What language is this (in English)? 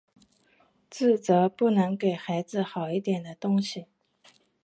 Chinese